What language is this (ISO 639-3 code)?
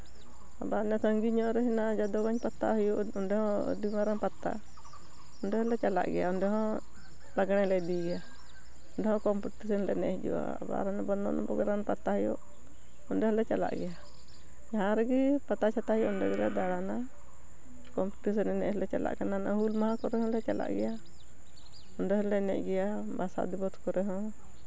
sat